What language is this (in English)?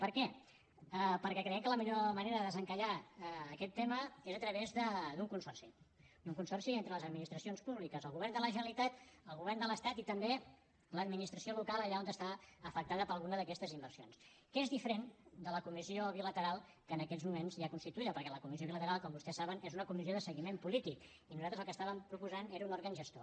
Catalan